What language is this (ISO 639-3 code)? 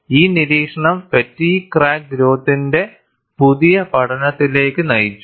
mal